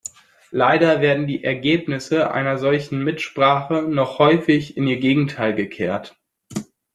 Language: German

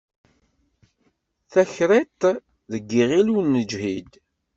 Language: Kabyle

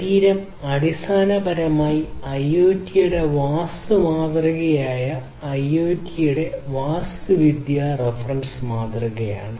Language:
Malayalam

